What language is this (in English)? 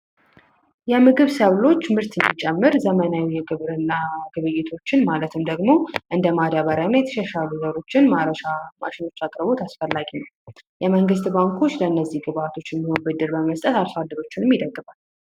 Amharic